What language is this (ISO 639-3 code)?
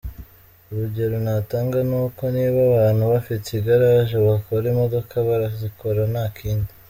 kin